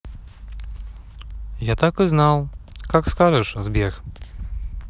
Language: Russian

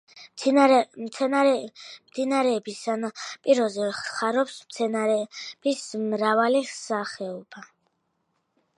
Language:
Georgian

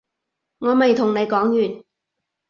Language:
Cantonese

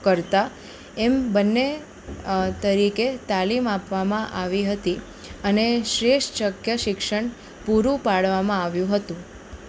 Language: Gujarati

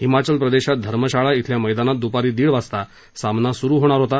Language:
Marathi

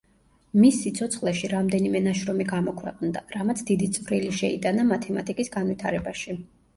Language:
Georgian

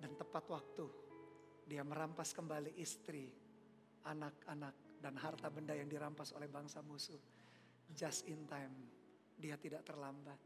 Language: Indonesian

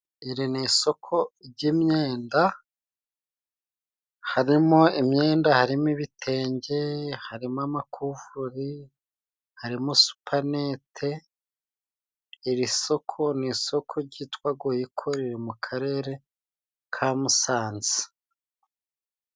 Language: Kinyarwanda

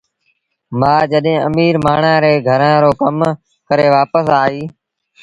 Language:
Sindhi Bhil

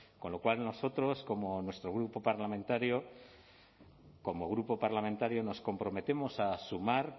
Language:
Spanish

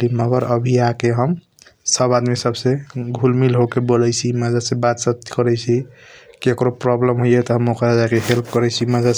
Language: Kochila Tharu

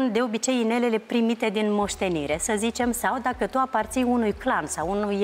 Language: Romanian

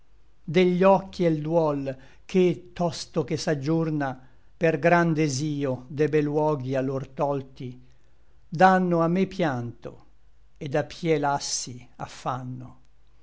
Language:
Italian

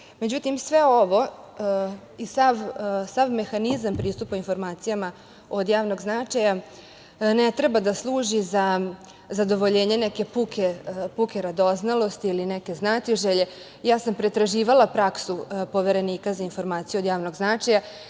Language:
Serbian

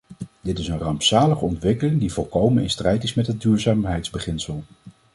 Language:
Dutch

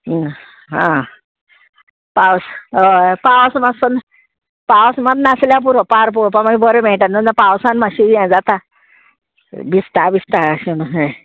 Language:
Konkani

